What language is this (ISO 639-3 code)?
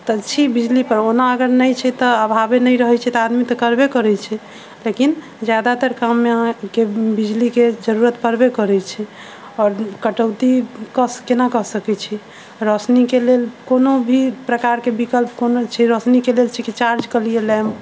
mai